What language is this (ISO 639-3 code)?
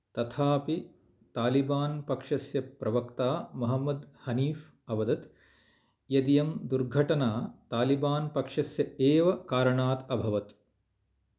san